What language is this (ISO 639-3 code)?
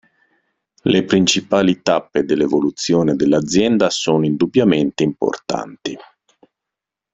ita